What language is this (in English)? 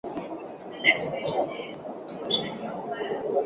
Chinese